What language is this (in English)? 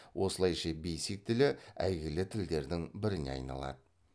Kazakh